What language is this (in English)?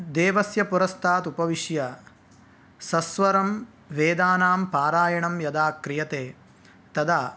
Sanskrit